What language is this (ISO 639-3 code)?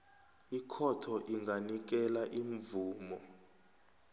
nbl